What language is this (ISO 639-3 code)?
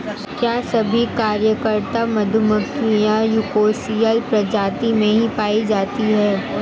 hin